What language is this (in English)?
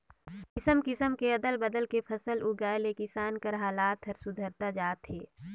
Chhattisgarhi